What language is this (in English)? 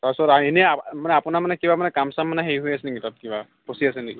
Assamese